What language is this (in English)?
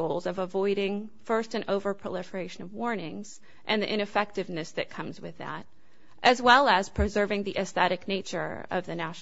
English